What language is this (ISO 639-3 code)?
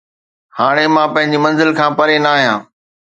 snd